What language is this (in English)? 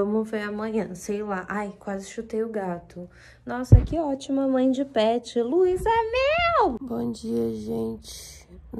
Portuguese